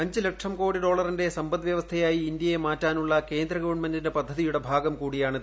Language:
Malayalam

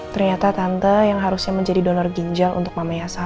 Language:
Indonesian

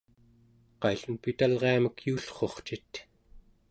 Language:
Central Yupik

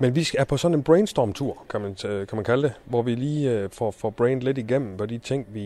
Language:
Danish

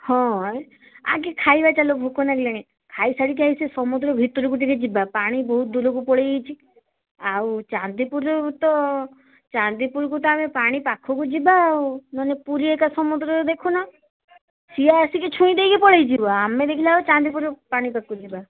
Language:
Odia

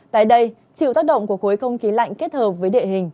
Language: Vietnamese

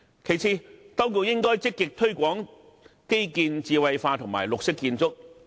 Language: Cantonese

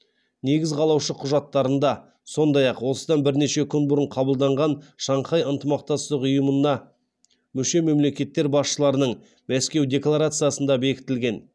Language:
Kazakh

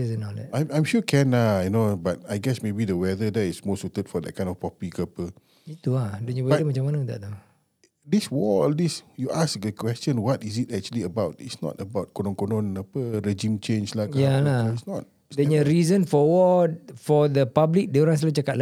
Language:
Malay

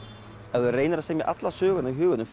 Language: Icelandic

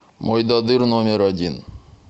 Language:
Russian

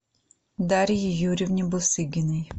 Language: Russian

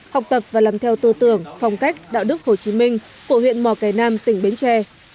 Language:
Vietnamese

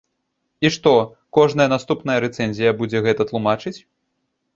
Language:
Belarusian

